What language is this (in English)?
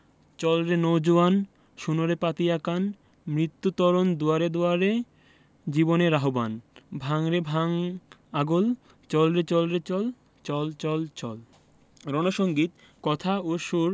Bangla